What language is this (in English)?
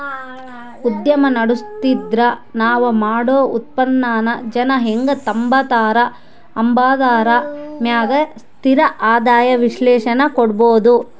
Kannada